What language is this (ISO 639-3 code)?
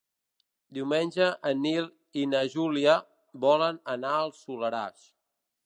cat